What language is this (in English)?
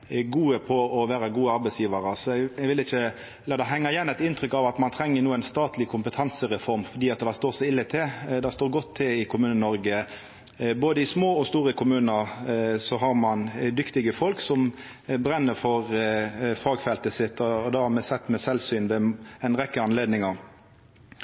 Norwegian Nynorsk